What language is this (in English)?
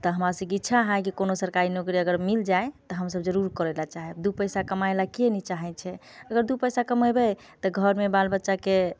Maithili